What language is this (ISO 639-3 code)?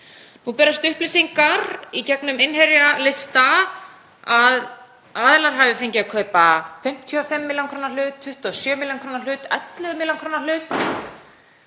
isl